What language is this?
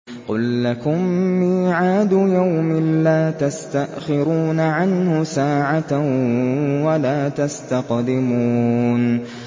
Arabic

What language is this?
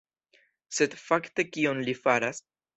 Esperanto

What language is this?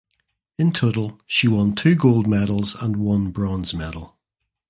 English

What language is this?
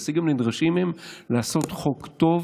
Hebrew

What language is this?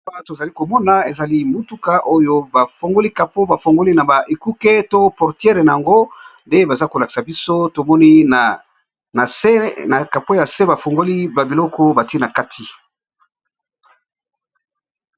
Lingala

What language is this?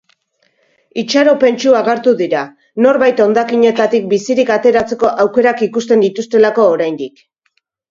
Basque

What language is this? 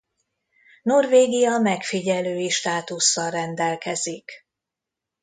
Hungarian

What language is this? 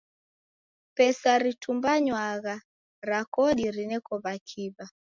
Taita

